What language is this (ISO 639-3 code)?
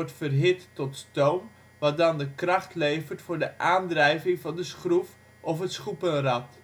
nld